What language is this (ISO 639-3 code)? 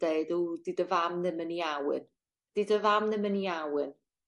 cym